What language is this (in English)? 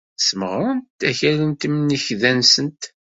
Kabyle